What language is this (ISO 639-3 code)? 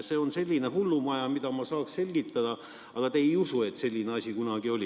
est